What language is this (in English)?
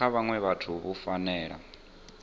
Venda